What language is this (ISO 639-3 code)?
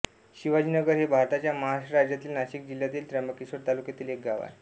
mar